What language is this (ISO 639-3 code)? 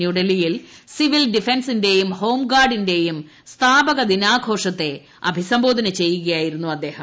mal